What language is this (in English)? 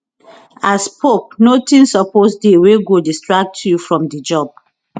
Nigerian Pidgin